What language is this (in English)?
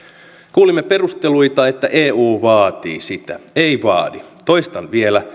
Finnish